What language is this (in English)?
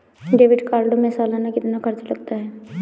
Hindi